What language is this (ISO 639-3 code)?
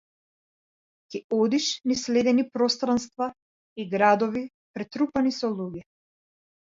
mkd